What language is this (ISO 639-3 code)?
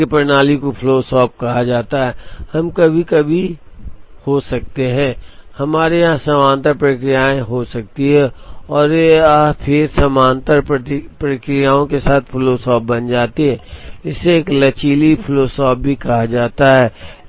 hin